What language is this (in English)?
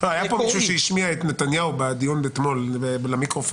Hebrew